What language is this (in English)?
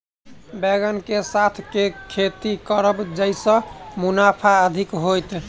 Maithili